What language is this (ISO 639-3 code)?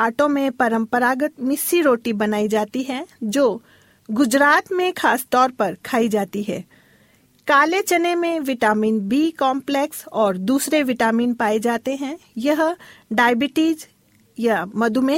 hin